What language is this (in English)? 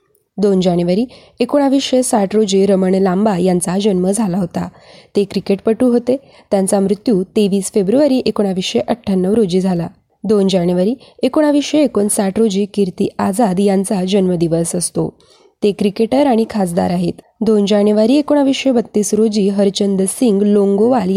Marathi